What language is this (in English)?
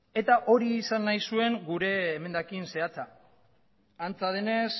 Basque